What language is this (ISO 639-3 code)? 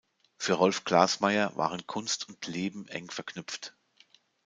deu